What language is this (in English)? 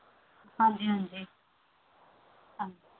Punjabi